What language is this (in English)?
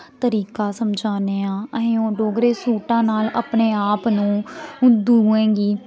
Dogri